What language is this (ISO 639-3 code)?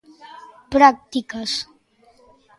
glg